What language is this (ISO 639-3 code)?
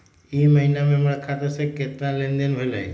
mag